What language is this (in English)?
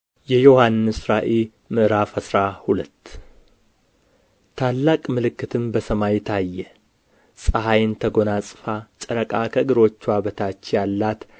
Amharic